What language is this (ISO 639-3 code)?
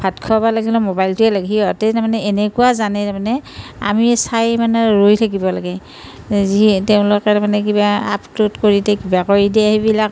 asm